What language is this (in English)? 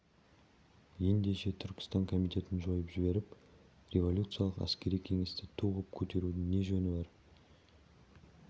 Kazakh